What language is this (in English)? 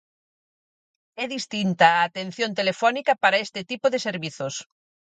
Galician